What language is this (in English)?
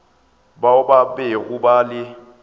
Northern Sotho